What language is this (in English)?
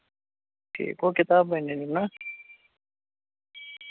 Kashmiri